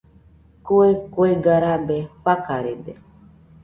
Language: Nüpode Huitoto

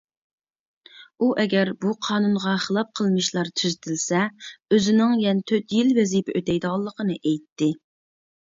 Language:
Uyghur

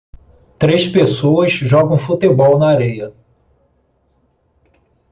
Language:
Portuguese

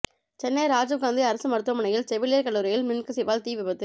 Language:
Tamil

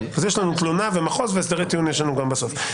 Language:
Hebrew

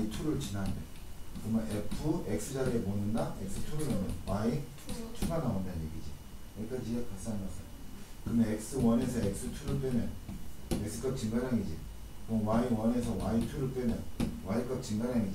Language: Korean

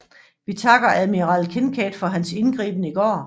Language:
Danish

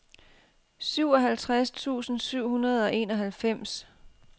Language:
Danish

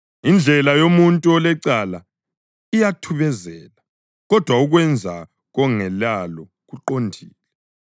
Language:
North Ndebele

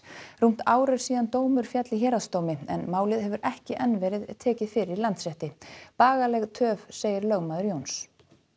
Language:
Icelandic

